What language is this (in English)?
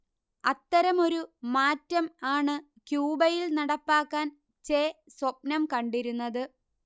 Malayalam